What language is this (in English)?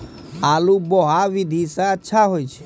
Maithili